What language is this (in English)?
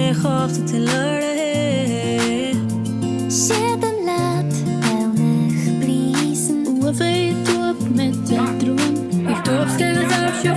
Spanish